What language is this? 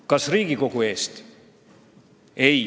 Estonian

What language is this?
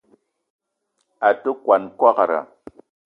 Eton (Cameroon)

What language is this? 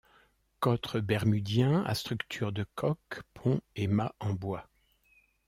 French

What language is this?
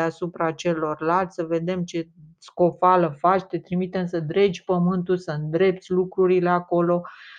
Romanian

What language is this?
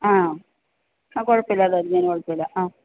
Malayalam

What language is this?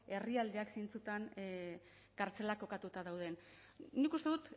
Basque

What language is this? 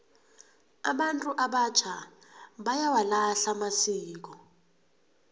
South Ndebele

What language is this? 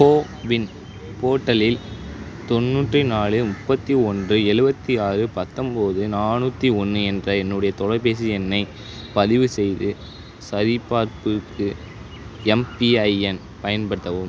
Tamil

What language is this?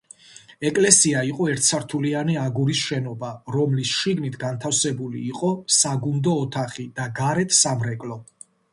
Georgian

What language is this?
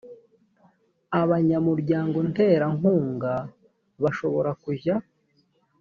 Kinyarwanda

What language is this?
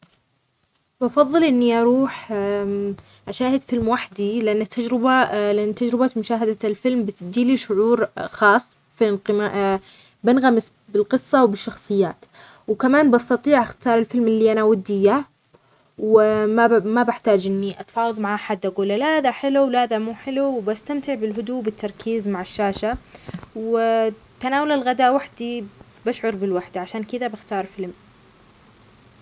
Omani Arabic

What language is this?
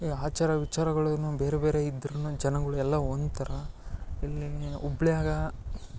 Kannada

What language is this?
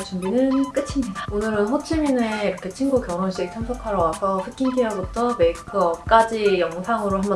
Korean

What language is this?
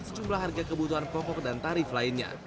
Indonesian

